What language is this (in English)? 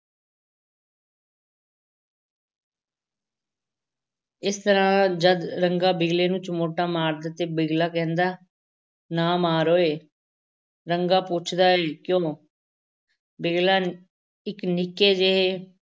Punjabi